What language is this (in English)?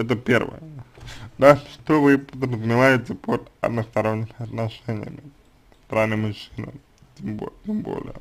Russian